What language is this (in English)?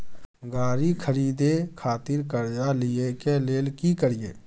Maithili